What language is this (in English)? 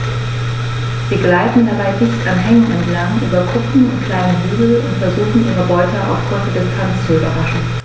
German